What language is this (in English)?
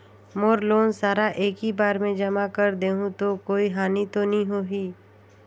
Chhattisgarhi